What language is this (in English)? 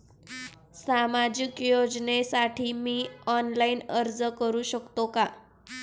Marathi